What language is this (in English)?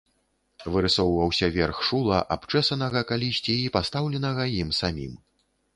Belarusian